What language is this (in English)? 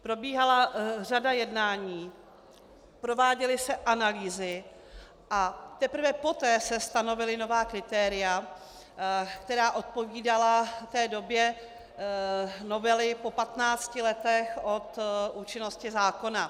Czech